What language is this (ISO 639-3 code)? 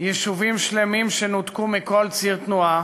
heb